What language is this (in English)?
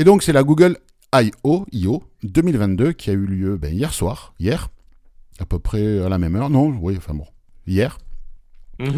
French